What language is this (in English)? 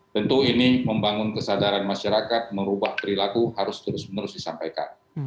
Indonesian